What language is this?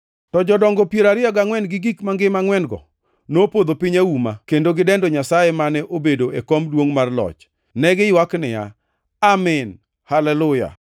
Luo (Kenya and Tanzania)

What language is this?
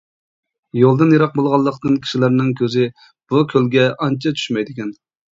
Uyghur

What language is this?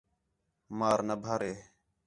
Khetrani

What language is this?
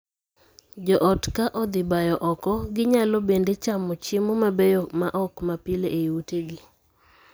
Luo (Kenya and Tanzania)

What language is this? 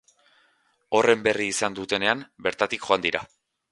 Basque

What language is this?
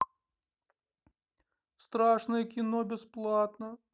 Russian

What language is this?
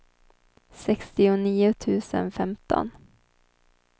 Swedish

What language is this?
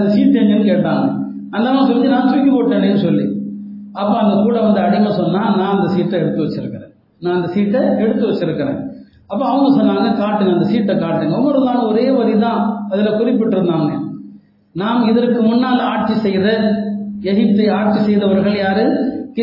Tamil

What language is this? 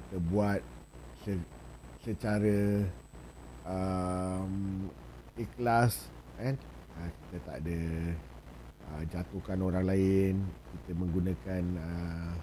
Malay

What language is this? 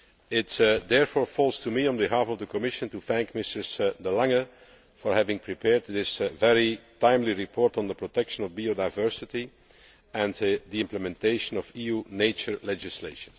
English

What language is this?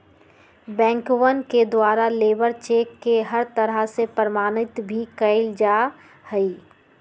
Magahi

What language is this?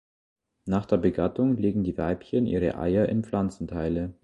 German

